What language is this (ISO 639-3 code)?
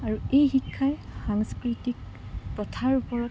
asm